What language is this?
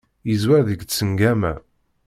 Kabyle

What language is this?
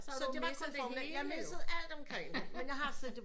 Danish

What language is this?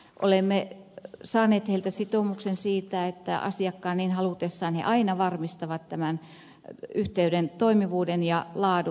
Finnish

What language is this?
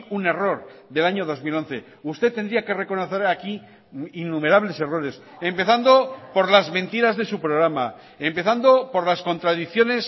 Spanish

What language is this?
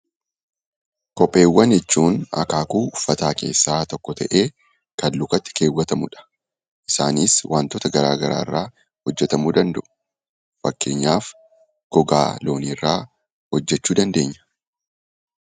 Oromo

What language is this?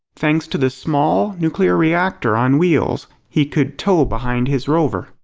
English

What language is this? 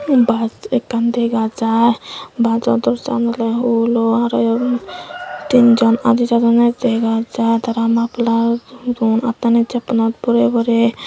Chakma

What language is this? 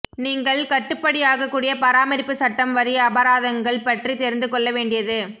Tamil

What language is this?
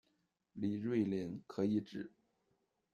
Chinese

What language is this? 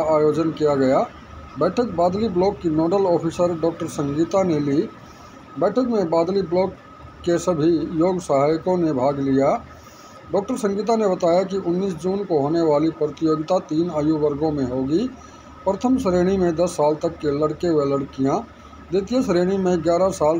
Hindi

